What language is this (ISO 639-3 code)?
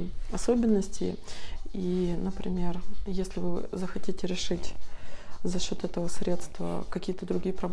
rus